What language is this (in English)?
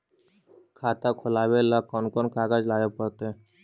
Magahi